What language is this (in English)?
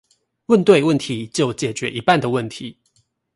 Chinese